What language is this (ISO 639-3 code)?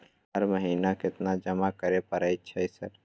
mai